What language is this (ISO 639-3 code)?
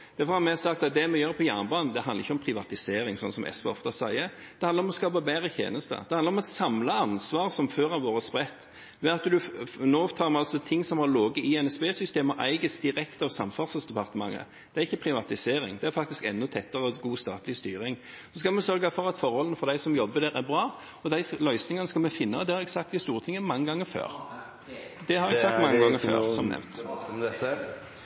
nor